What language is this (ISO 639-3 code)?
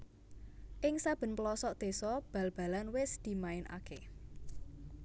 jav